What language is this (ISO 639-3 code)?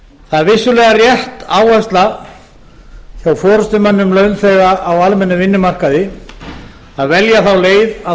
isl